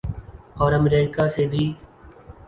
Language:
Urdu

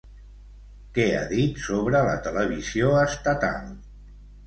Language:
Catalan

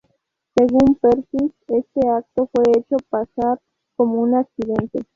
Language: Spanish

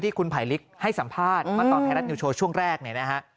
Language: Thai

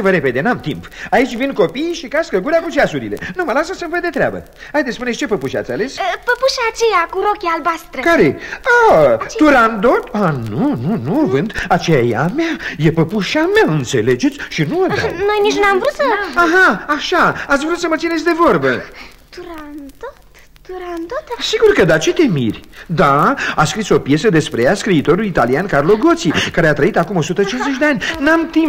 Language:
Romanian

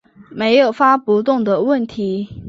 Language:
Chinese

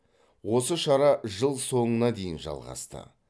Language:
Kazakh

